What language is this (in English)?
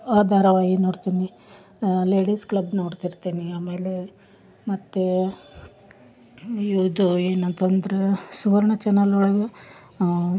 Kannada